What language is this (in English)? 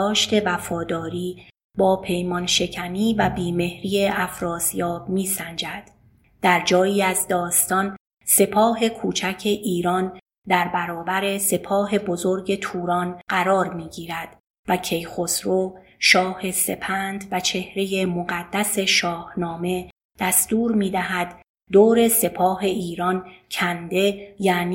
Persian